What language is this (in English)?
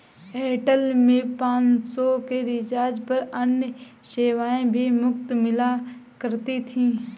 Hindi